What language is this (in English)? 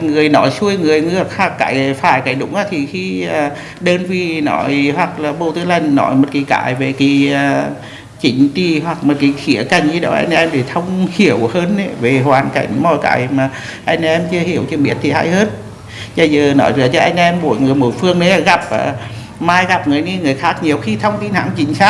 Vietnamese